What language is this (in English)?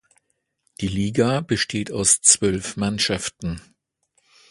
German